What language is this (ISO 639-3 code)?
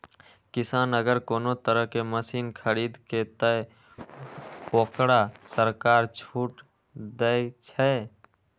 mai